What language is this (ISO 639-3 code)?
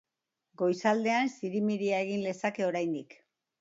eus